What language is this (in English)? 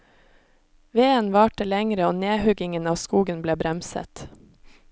Norwegian